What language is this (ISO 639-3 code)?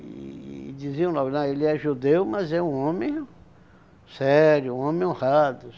por